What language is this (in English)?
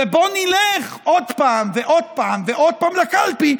Hebrew